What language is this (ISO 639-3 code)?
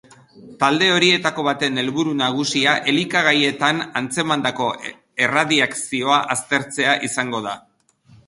eus